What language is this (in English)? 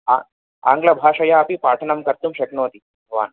Sanskrit